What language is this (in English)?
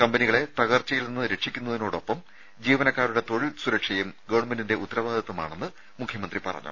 Malayalam